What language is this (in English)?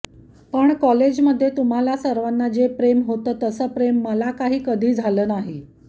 Marathi